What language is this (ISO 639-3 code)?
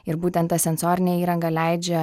lit